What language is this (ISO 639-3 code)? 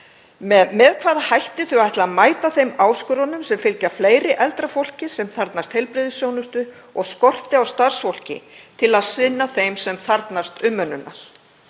isl